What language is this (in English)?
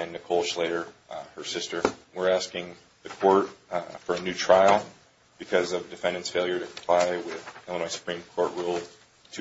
English